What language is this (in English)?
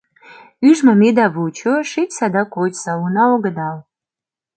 Mari